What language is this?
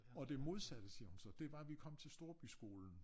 Danish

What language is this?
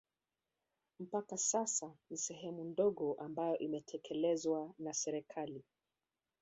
Swahili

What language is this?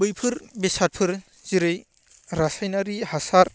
Bodo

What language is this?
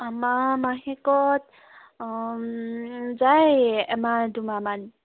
Assamese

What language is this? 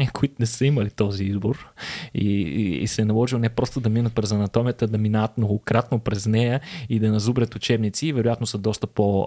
Bulgarian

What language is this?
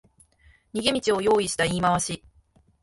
Japanese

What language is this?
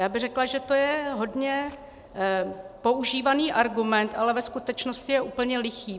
Czech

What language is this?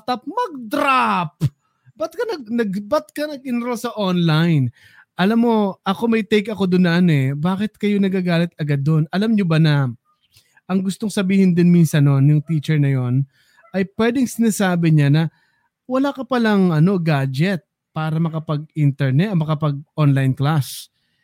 Filipino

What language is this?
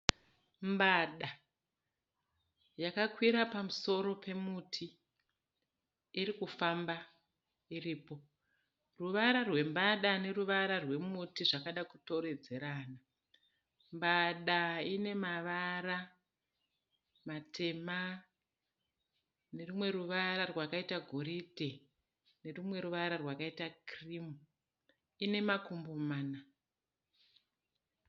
Shona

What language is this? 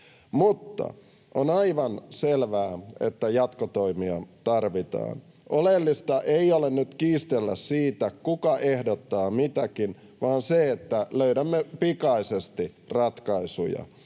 Finnish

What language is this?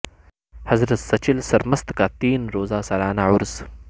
Urdu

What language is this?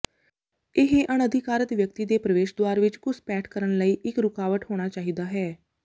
Punjabi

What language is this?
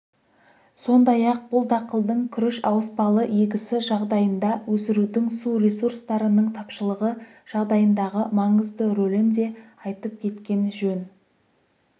Kazakh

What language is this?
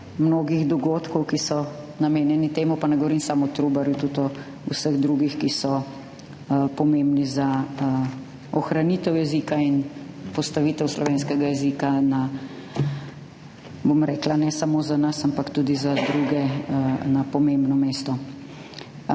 Slovenian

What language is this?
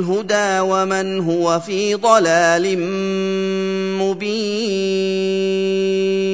Arabic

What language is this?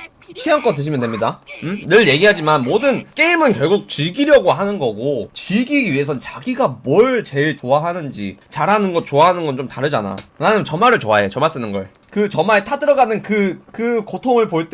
Korean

